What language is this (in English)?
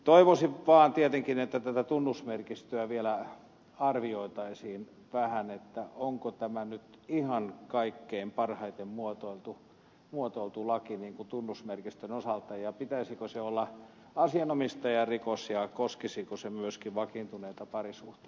Finnish